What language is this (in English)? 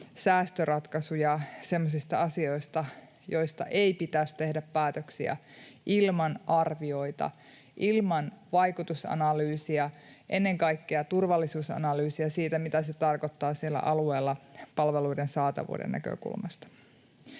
Finnish